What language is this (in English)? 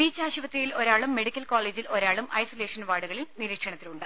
Malayalam